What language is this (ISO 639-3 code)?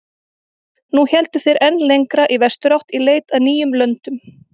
isl